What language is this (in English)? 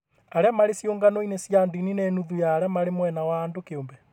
Kikuyu